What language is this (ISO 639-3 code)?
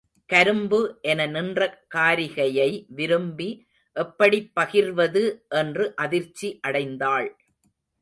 tam